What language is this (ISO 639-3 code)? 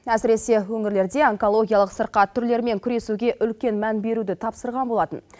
kaz